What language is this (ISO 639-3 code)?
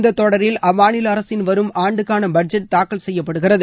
tam